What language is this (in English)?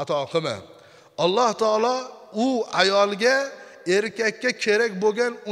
Turkish